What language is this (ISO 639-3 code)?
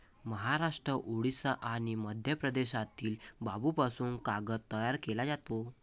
mar